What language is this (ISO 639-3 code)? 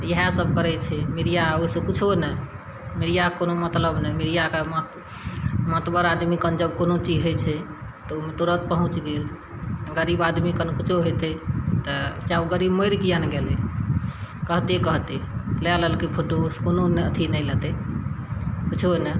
mai